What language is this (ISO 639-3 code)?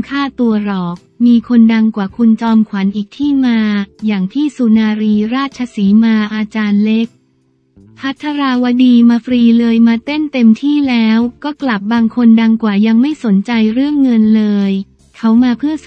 tha